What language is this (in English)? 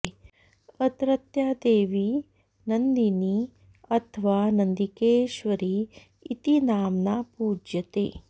Sanskrit